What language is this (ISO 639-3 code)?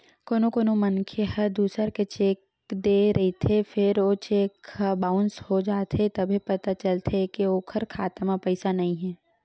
hne